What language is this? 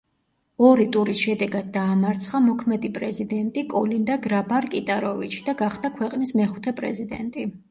Georgian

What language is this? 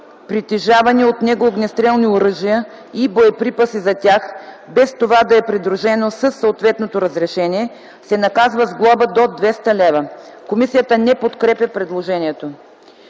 Bulgarian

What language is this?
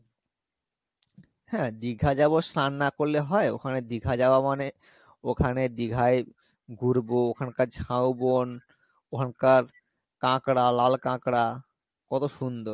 Bangla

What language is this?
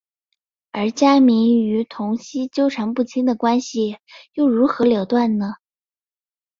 Chinese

